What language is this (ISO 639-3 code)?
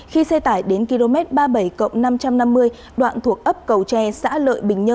vie